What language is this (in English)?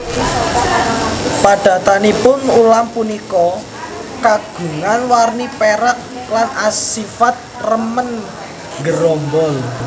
Javanese